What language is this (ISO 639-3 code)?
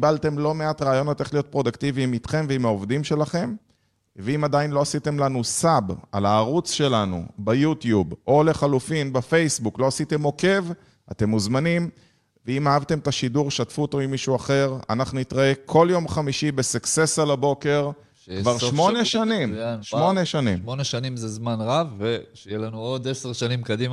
heb